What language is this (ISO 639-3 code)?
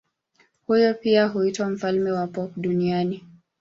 swa